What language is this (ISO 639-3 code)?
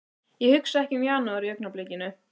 isl